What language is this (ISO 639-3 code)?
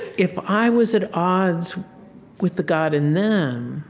eng